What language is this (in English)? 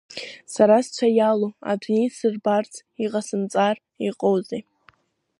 Abkhazian